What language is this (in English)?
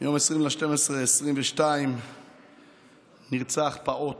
Hebrew